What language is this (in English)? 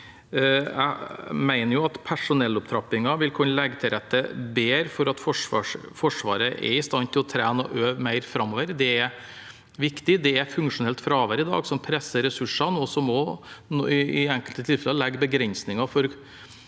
Norwegian